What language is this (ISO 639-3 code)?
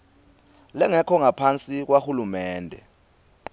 ssw